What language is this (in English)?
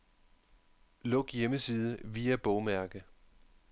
Danish